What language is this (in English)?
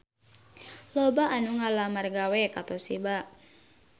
Sundanese